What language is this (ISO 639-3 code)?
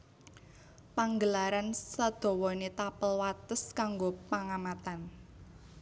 jav